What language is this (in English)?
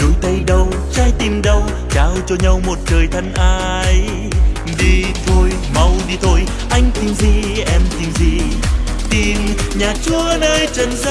Vietnamese